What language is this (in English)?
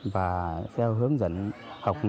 Vietnamese